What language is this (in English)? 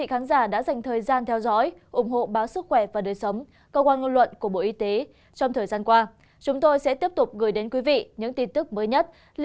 Vietnamese